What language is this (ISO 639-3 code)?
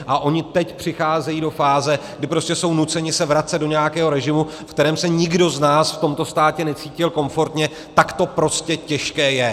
ces